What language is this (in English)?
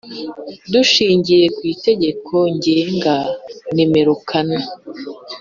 Kinyarwanda